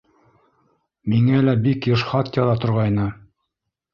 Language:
Bashkir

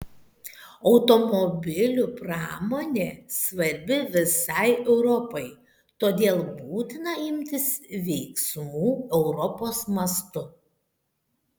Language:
Lithuanian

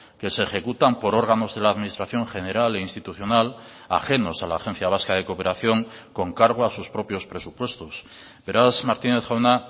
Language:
Spanish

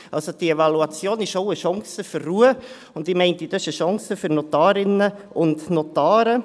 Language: Swiss German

